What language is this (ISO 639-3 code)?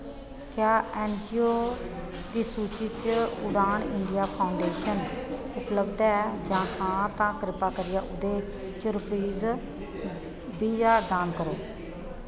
doi